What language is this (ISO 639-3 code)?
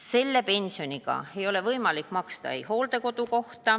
est